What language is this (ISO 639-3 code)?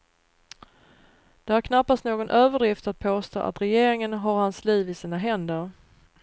swe